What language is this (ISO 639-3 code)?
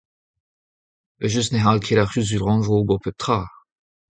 bre